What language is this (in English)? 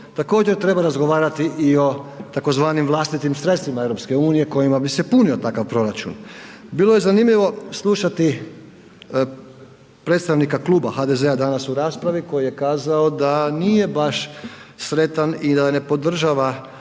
Croatian